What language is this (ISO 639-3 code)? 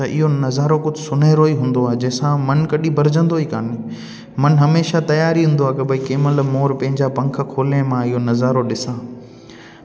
snd